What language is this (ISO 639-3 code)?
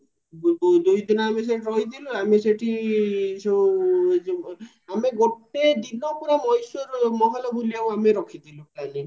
ori